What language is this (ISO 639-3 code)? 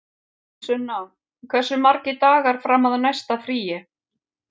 isl